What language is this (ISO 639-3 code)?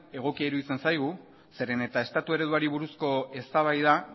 eus